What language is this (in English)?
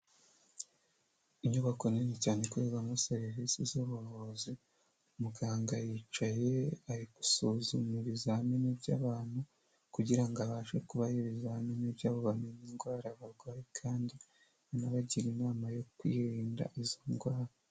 Kinyarwanda